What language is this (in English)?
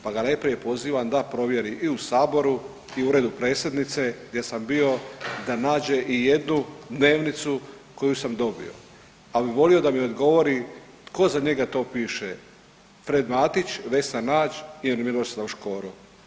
Croatian